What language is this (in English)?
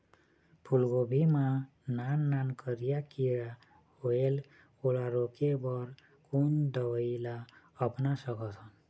Chhattisgarhi